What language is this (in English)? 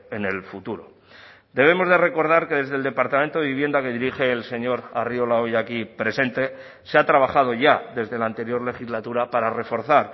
Spanish